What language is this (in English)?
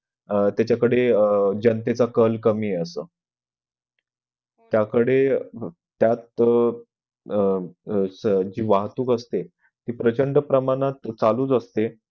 Marathi